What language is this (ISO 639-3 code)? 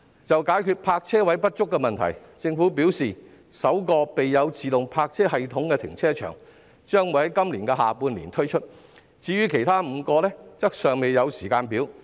yue